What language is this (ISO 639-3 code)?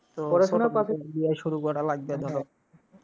ben